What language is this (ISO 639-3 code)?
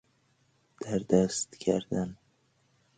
fas